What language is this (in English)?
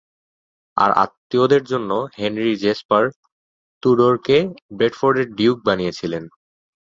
Bangla